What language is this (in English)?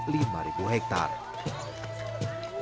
Indonesian